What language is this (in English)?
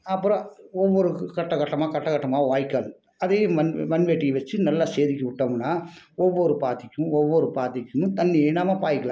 Tamil